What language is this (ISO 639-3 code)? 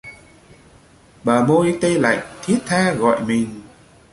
vie